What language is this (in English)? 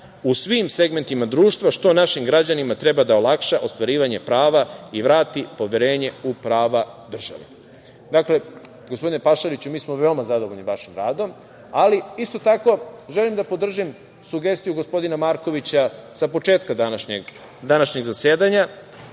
Serbian